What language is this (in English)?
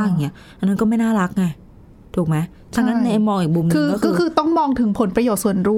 Thai